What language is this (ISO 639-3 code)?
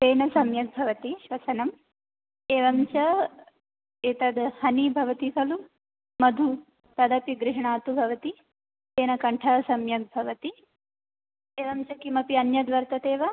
san